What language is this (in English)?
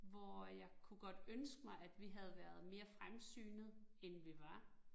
Danish